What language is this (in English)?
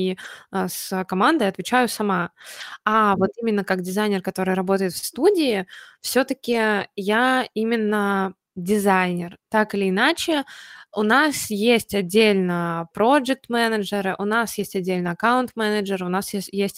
Russian